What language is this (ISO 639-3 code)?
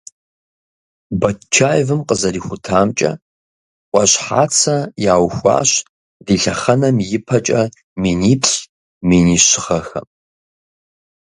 kbd